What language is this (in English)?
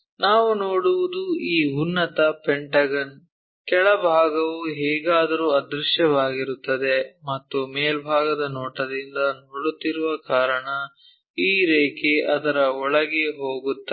Kannada